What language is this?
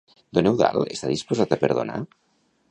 Catalan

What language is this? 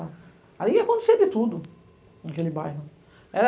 Portuguese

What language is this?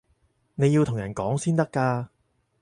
Cantonese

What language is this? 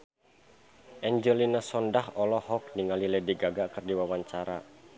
Sundanese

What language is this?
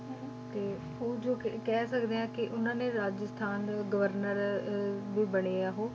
Punjabi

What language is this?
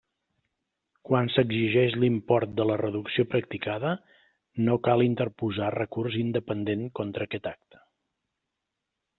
Catalan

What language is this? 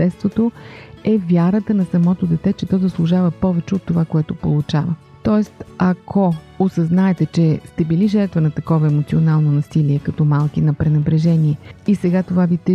Bulgarian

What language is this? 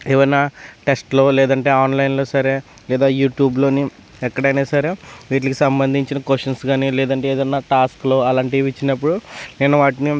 Telugu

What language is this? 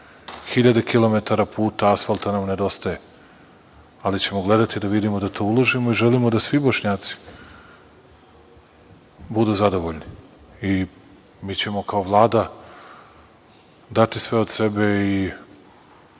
Serbian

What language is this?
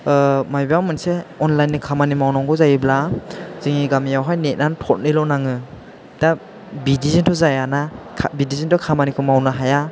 Bodo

